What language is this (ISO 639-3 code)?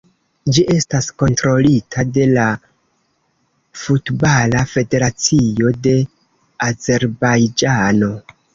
epo